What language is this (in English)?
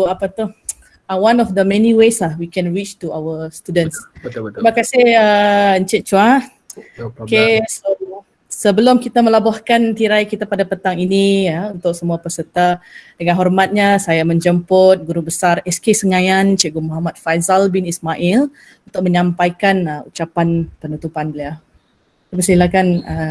Malay